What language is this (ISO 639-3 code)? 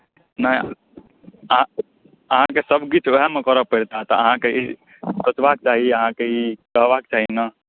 mai